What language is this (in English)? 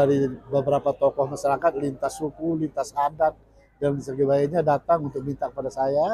Indonesian